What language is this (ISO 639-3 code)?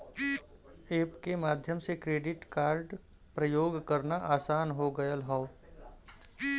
bho